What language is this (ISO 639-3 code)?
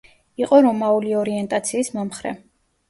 kat